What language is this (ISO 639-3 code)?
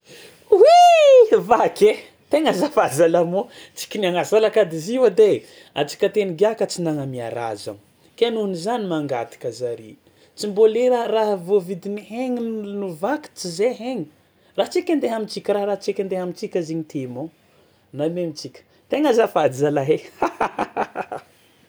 xmw